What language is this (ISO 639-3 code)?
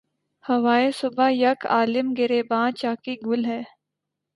urd